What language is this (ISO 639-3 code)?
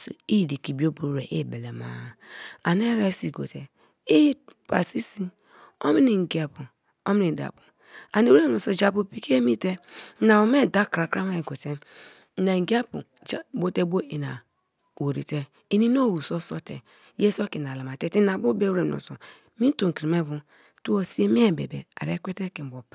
ijn